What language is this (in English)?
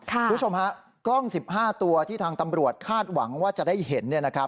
Thai